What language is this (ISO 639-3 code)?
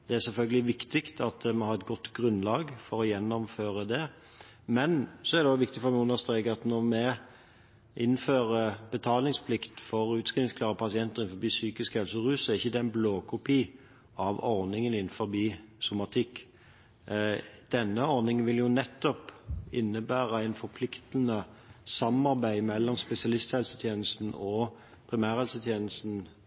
nob